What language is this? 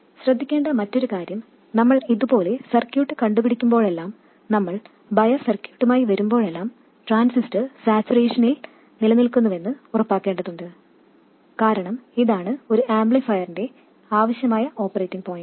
Malayalam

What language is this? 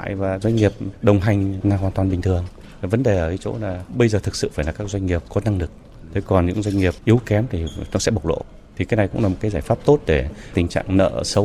Vietnamese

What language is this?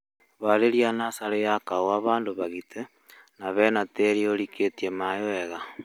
Kikuyu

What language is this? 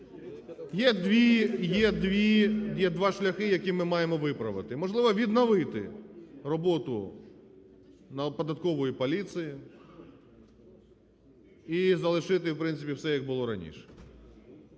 Ukrainian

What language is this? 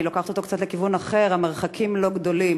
Hebrew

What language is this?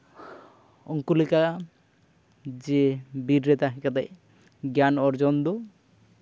Santali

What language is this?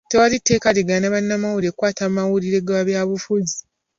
Ganda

